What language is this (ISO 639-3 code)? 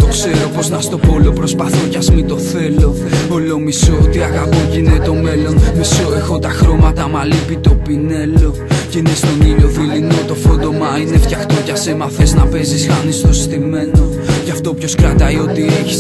ell